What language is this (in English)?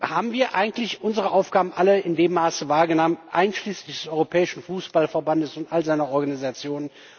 German